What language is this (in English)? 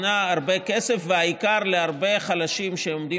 Hebrew